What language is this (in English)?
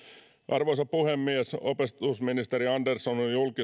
Finnish